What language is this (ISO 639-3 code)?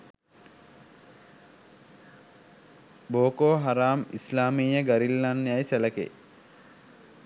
sin